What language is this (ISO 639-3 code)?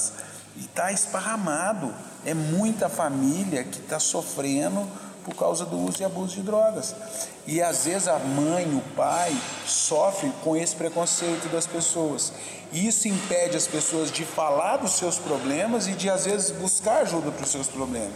por